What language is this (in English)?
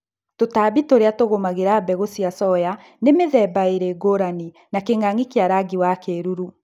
Kikuyu